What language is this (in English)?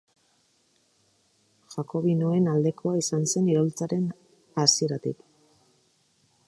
Basque